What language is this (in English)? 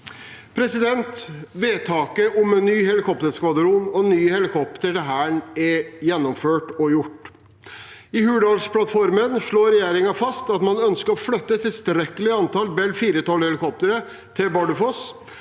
Norwegian